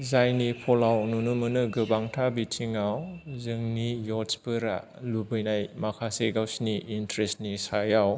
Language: Bodo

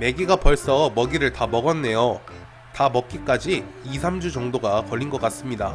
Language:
Korean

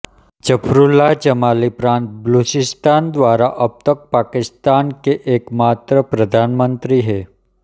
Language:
Hindi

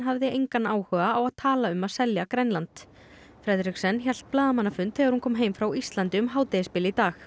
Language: Icelandic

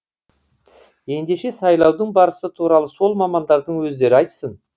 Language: Kazakh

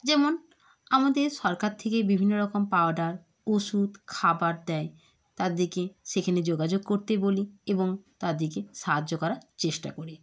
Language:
Bangla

